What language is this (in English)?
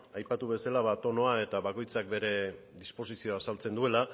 Basque